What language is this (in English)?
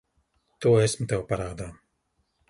Latvian